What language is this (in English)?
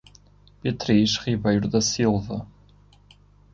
Portuguese